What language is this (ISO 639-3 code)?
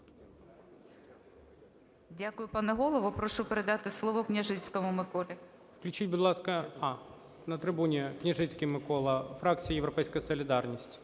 ukr